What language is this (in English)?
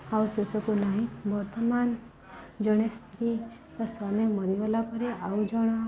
Odia